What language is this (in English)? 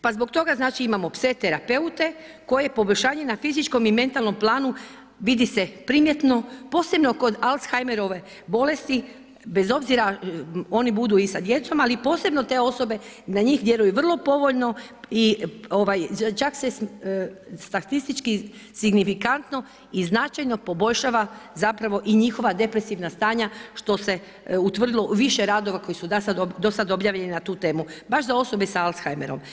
Croatian